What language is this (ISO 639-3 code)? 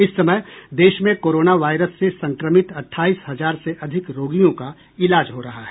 hin